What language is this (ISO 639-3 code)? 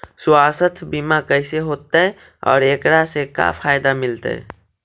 mag